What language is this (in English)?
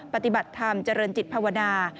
Thai